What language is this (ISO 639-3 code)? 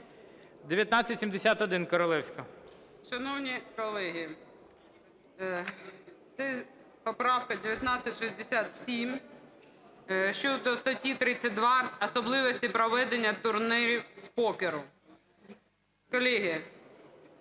ukr